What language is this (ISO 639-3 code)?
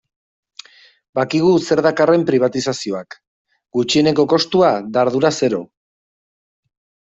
eus